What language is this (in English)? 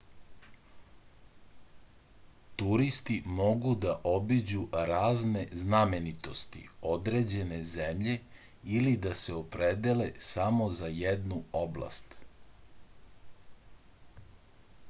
Serbian